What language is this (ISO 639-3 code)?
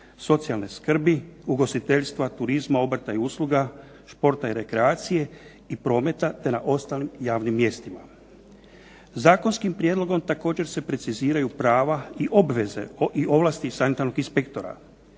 hrv